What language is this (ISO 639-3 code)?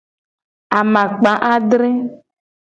gej